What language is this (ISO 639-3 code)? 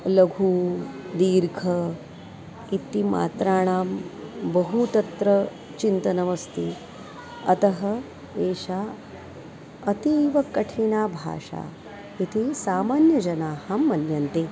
san